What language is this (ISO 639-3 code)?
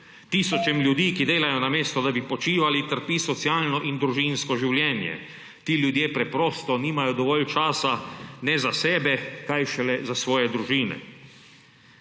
slv